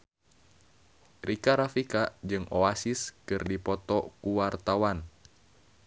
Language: Sundanese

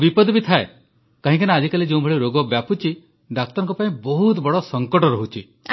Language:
Odia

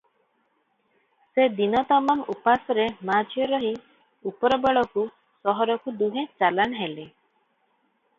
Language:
Odia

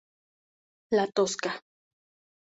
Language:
Spanish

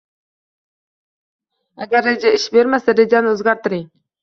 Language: Uzbek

